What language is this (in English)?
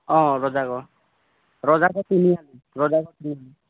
Assamese